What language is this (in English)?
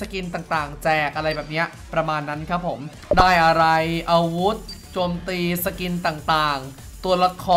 Thai